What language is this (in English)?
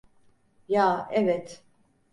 Turkish